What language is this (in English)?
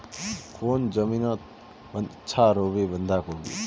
Magahi